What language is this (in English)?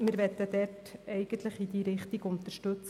Swiss German